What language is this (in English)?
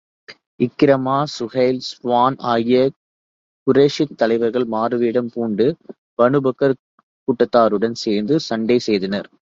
Tamil